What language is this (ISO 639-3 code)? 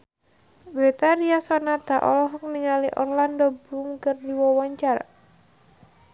sun